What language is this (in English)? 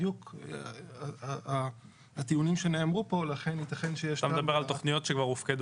Hebrew